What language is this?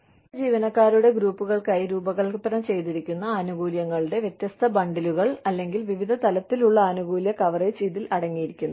Malayalam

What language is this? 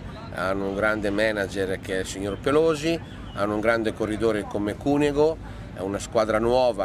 Italian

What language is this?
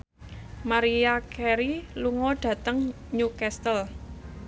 Javanese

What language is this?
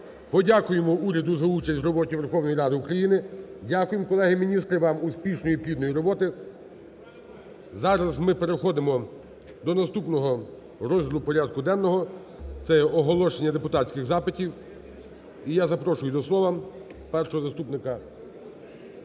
Ukrainian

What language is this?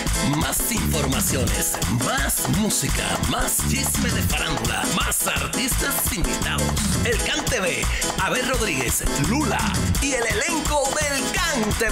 Spanish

